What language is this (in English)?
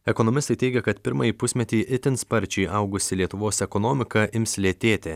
Lithuanian